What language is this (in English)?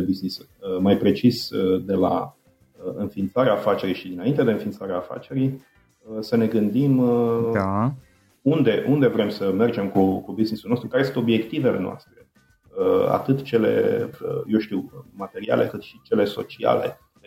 Romanian